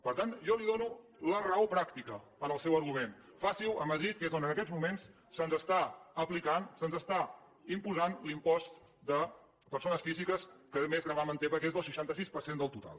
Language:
Catalan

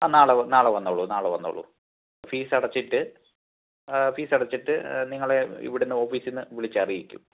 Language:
Malayalam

